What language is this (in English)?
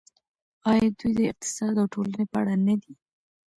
Pashto